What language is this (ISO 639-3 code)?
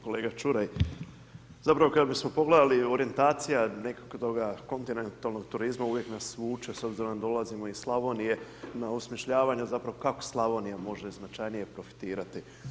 hrv